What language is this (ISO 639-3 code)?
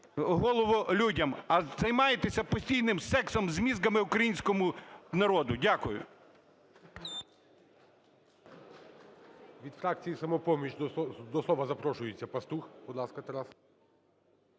ukr